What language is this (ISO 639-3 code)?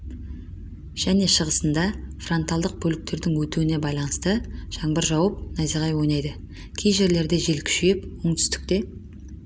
kaz